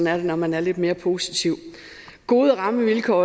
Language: Danish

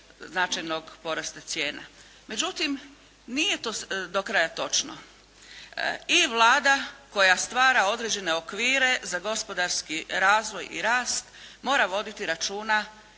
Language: Croatian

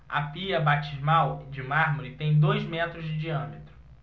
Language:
Portuguese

